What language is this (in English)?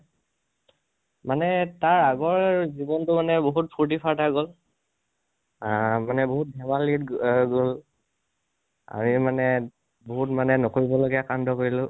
Assamese